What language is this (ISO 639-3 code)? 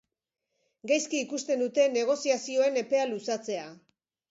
eus